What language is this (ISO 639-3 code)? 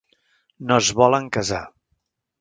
cat